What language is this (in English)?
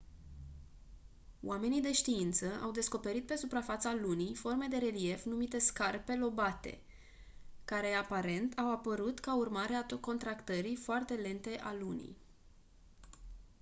Romanian